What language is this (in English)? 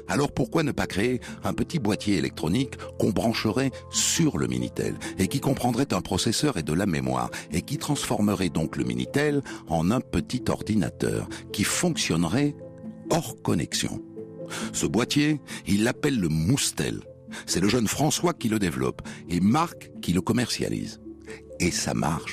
French